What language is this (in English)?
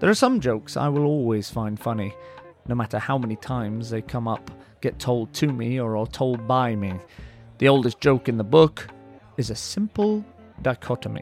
English